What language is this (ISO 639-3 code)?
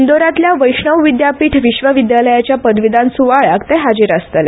kok